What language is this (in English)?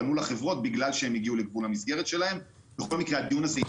Hebrew